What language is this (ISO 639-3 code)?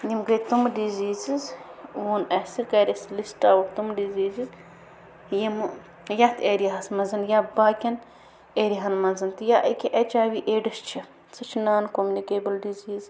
kas